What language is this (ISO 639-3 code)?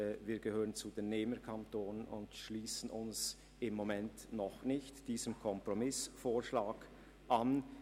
gsw